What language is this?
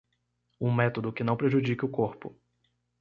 Portuguese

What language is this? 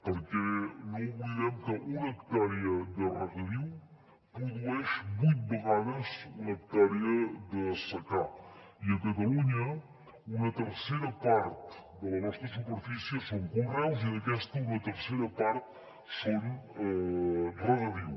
Catalan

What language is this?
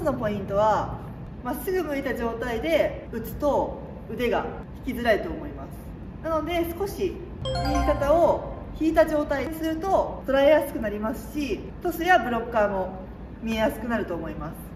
Japanese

